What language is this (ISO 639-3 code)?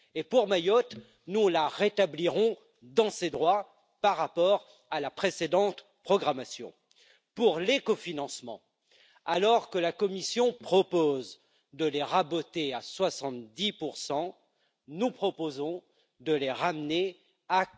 fra